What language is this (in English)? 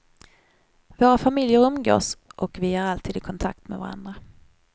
Swedish